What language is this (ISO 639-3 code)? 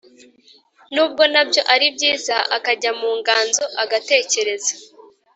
kin